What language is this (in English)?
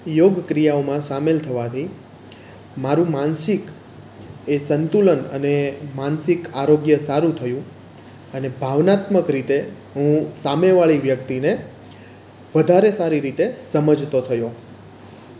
Gujarati